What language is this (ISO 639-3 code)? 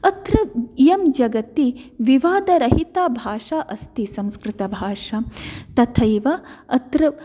san